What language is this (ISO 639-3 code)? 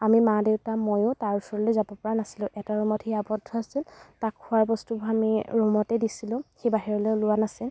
asm